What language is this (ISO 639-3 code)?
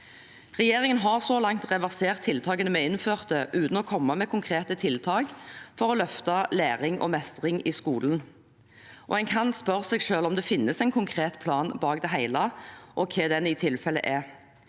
nor